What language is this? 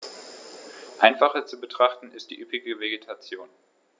German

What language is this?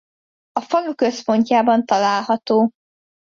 Hungarian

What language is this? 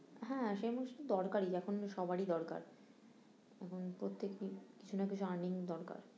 Bangla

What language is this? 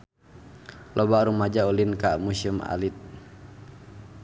Sundanese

